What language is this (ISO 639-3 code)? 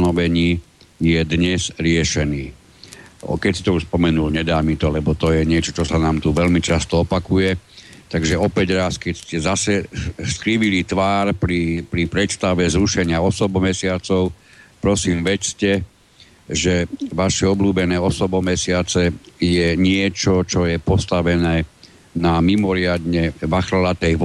slk